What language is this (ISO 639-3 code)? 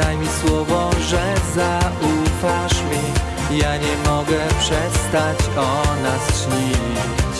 pol